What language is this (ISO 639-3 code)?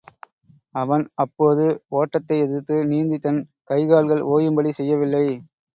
tam